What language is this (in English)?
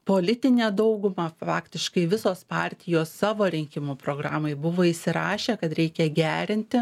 Lithuanian